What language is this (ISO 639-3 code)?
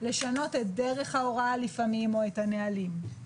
heb